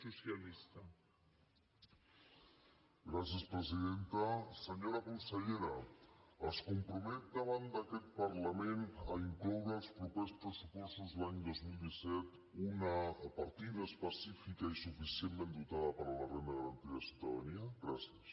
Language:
Catalan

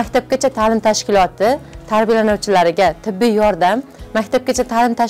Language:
Turkish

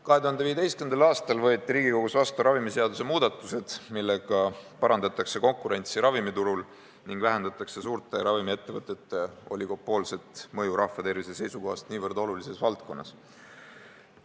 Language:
Estonian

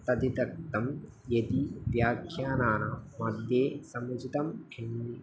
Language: Sanskrit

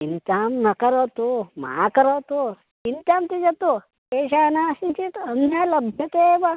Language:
Sanskrit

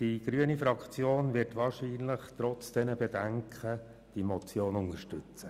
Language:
Swiss German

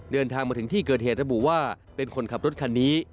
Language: Thai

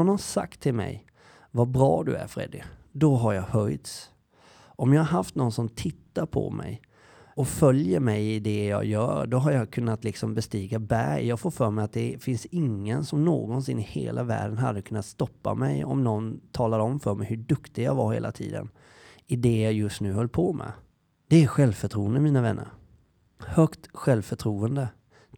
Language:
Swedish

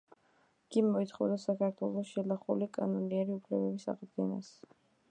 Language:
Georgian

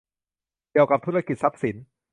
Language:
Thai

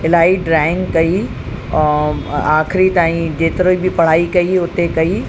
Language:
Sindhi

